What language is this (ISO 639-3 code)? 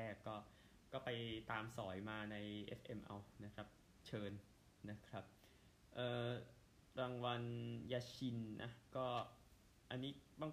tha